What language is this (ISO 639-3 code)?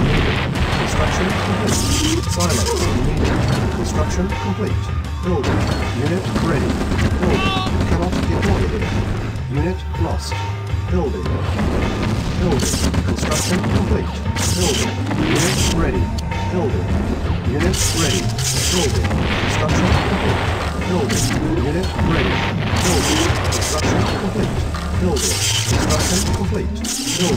eng